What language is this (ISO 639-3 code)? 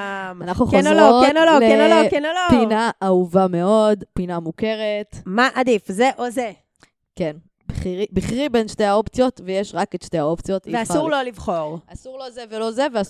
heb